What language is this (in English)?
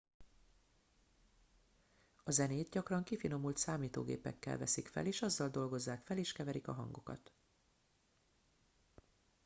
Hungarian